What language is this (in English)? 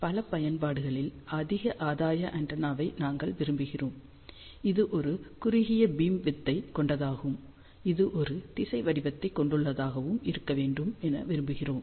Tamil